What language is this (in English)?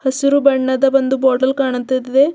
Kannada